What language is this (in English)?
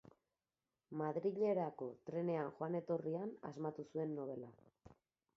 Basque